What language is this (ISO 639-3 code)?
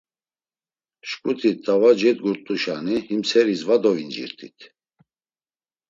lzz